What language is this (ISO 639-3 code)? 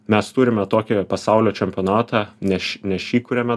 lit